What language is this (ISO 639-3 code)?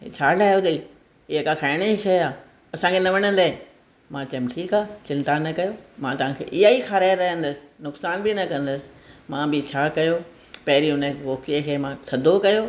snd